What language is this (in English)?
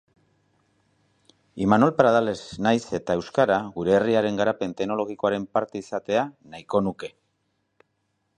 Basque